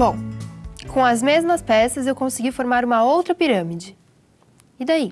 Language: Portuguese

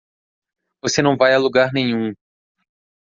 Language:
Portuguese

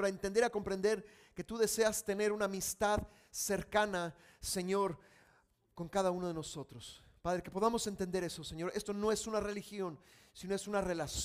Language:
Spanish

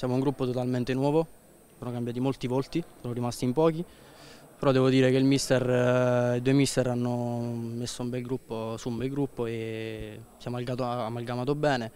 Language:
Italian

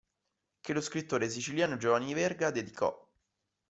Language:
Italian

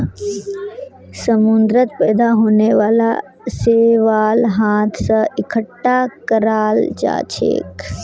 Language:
Magahi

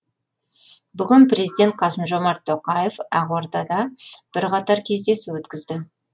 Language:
Kazakh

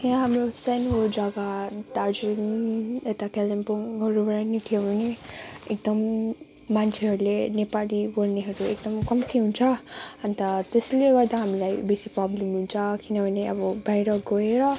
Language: Nepali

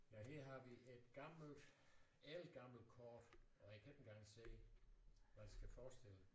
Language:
Danish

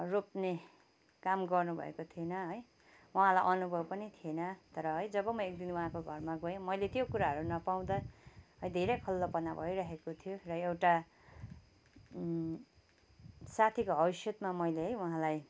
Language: Nepali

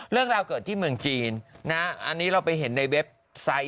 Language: Thai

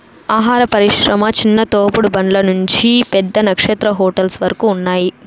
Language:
Telugu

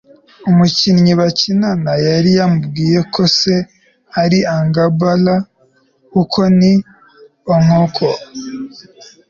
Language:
Kinyarwanda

